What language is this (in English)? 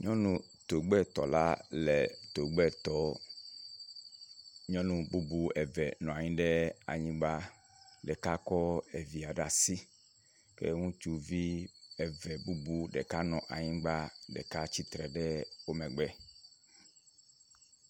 Ewe